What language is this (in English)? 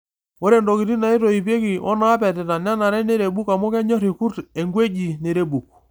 Masai